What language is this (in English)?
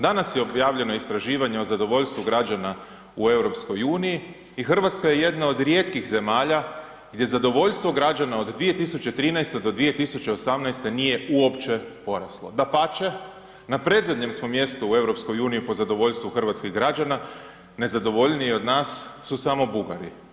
Croatian